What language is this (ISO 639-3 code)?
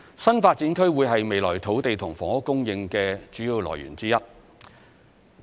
yue